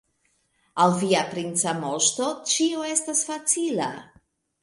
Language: Esperanto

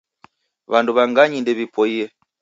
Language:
Taita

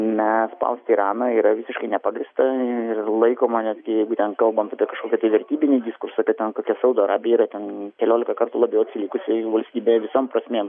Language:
Lithuanian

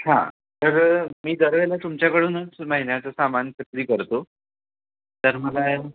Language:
Marathi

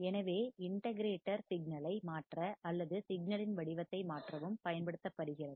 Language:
Tamil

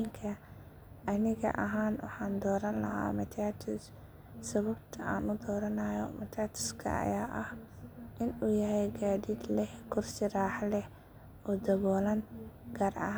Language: Somali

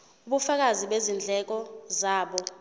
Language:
Zulu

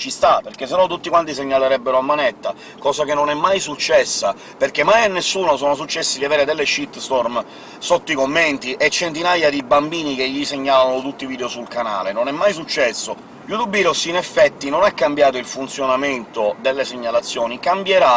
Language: Italian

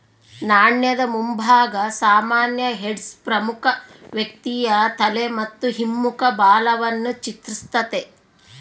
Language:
Kannada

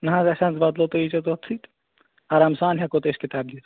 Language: Kashmiri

